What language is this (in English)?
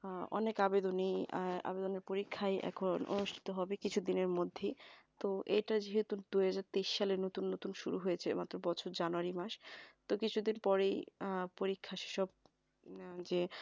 Bangla